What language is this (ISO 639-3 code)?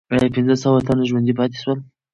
pus